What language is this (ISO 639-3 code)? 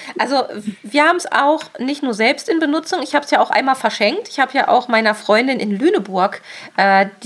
deu